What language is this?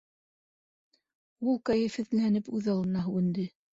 Bashkir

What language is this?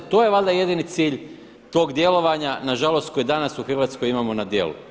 Croatian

